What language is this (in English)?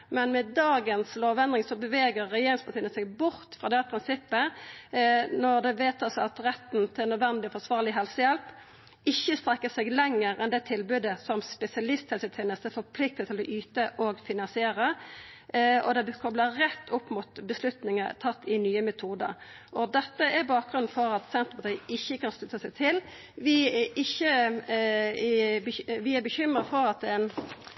Norwegian